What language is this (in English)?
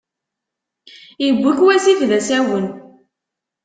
Kabyle